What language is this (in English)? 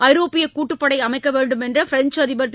Tamil